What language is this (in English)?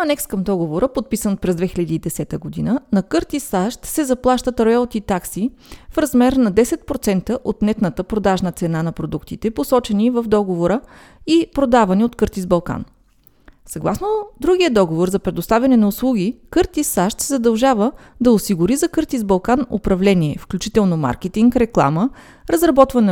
Bulgarian